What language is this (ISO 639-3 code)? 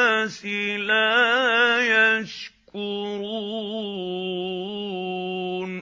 ara